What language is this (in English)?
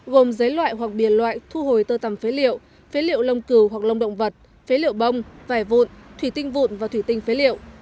Vietnamese